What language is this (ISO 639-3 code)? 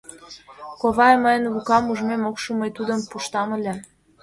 chm